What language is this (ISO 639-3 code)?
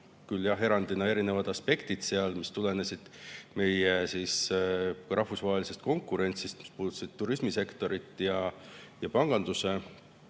est